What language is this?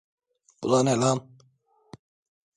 Turkish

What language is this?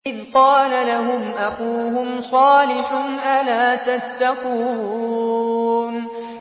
Arabic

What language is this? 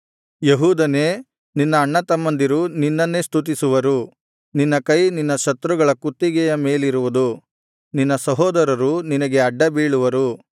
Kannada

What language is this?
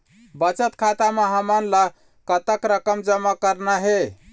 Chhattisgarhi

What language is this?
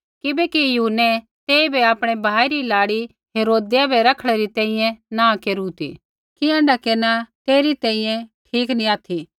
Kullu Pahari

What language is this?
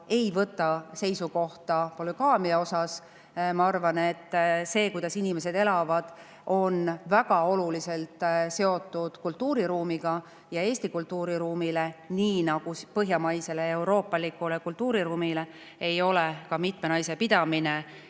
Estonian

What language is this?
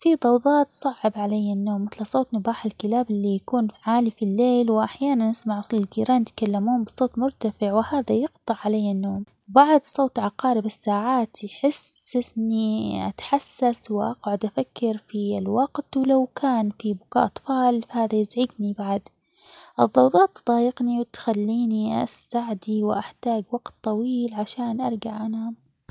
Omani Arabic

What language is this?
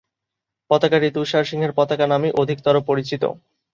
Bangla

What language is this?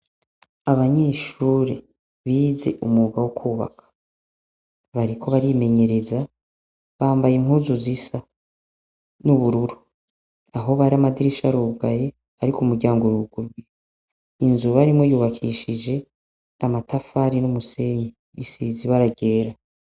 Rundi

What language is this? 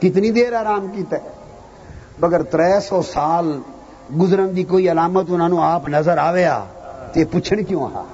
Urdu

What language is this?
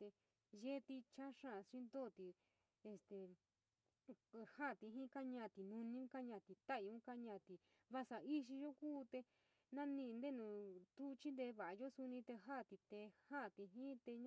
San Miguel El Grande Mixtec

